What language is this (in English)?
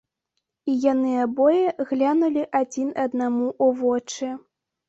Belarusian